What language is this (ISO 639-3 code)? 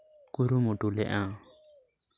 sat